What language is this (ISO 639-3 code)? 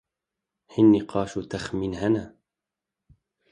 kur